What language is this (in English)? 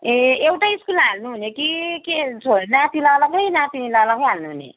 Nepali